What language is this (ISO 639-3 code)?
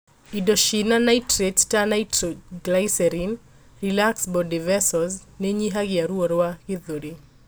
kik